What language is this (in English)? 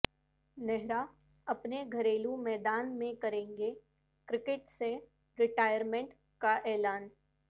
Urdu